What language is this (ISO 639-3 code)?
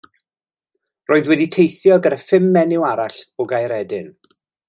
cym